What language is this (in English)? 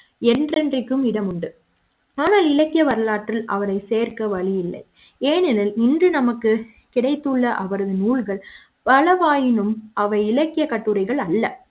Tamil